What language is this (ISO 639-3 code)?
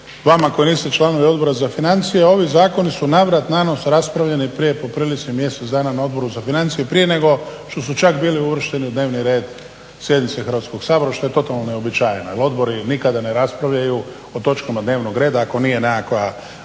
hrv